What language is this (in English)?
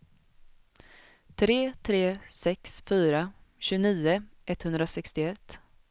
Swedish